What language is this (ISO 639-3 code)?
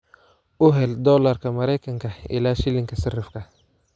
som